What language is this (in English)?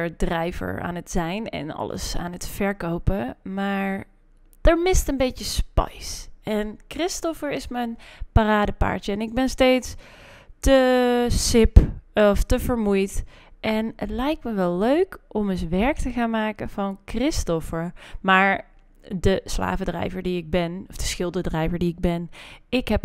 Dutch